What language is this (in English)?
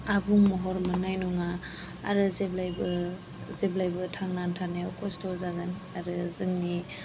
Bodo